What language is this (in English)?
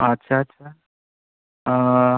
Bodo